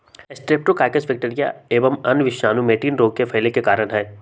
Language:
Magahi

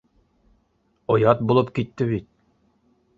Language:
Bashkir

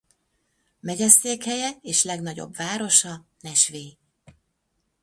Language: Hungarian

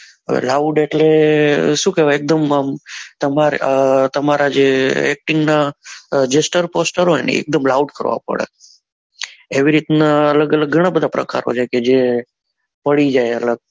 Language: Gujarati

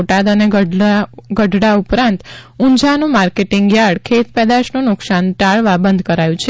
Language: Gujarati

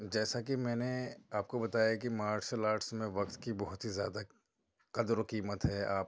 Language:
Urdu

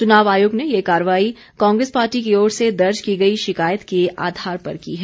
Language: Hindi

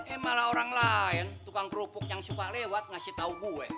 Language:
Indonesian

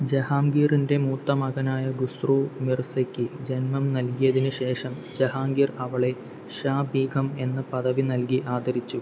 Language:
Malayalam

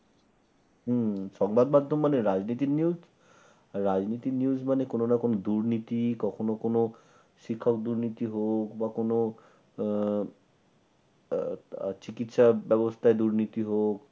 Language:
Bangla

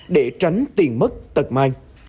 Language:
Vietnamese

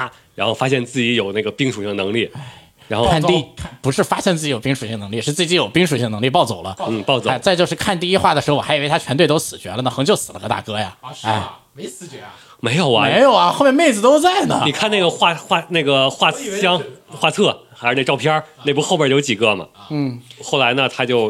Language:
Chinese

